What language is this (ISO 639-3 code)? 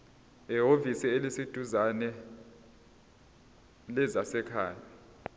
zul